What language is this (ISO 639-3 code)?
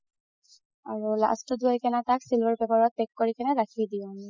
asm